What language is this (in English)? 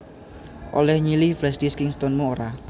Javanese